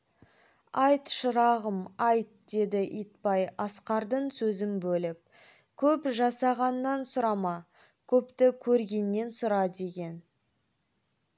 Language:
Kazakh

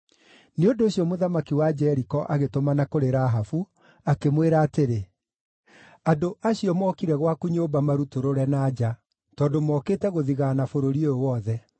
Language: Kikuyu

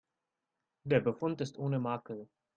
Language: German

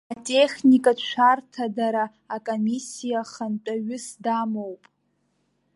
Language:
Abkhazian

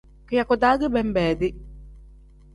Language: Tem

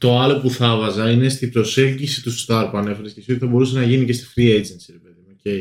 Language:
Greek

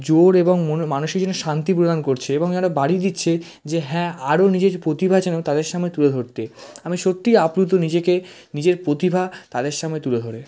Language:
Bangla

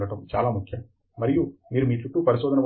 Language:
Telugu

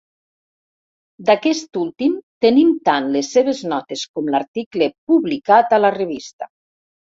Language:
Catalan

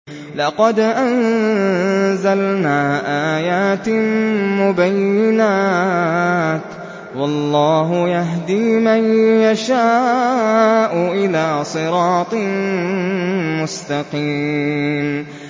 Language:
Arabic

